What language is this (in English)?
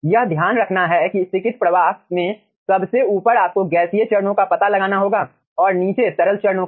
Hindi